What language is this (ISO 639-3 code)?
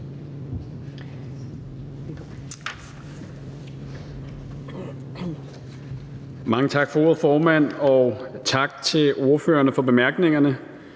dan